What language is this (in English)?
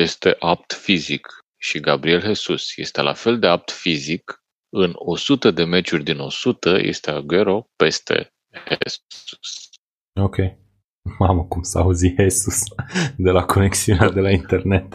Romanian